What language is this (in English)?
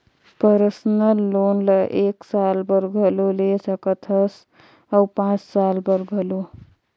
Chhattisgarhi